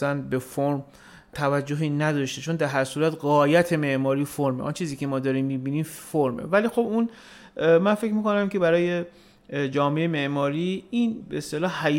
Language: Persian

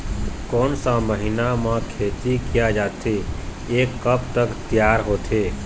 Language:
Chhattisgarhi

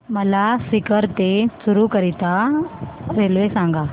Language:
Marathi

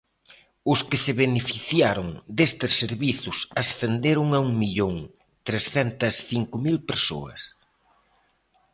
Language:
Galician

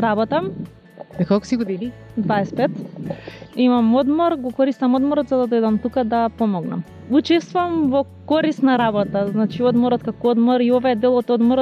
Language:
Bulgarian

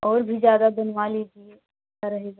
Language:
Hindi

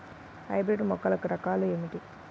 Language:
Telugu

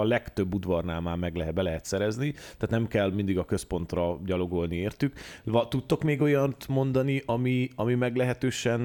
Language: Hungarian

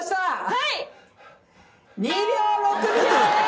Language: Japanese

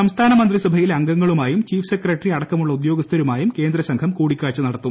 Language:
Malayalam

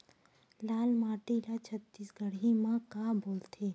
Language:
Chhattisgarhi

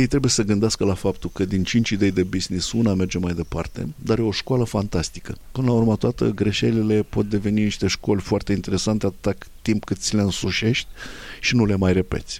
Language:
Romanian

